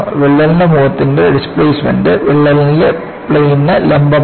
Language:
Malayalam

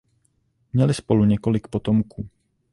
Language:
Czech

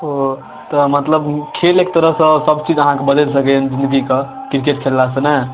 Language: Maithili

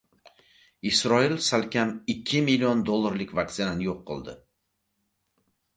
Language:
Uzbek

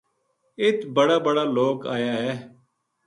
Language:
Gujari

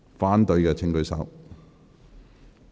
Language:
Cantonese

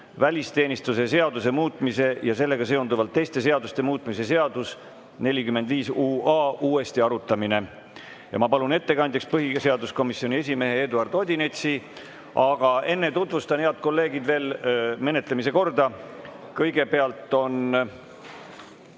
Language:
Estonian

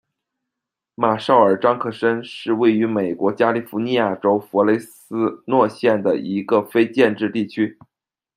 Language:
Chinese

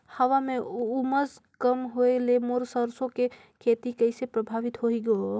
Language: Chhattisgarhi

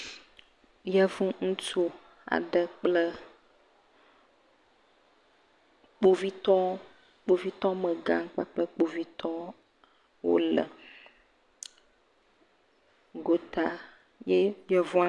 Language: Ewe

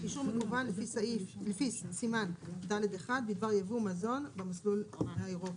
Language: Hebrew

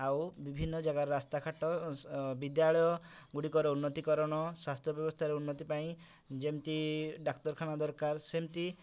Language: Odia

